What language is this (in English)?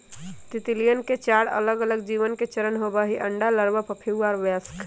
Magahi